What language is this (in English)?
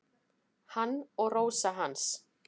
Icelandic